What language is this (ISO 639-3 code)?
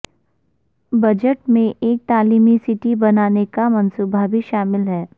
urd